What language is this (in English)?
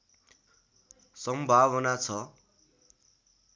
Nepali